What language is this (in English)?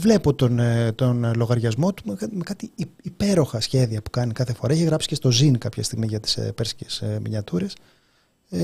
Greek